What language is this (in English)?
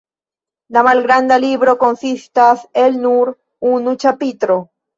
Esperanto